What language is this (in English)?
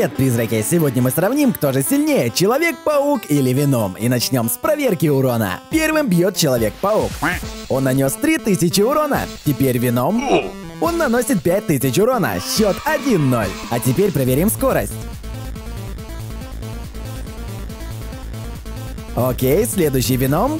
Russian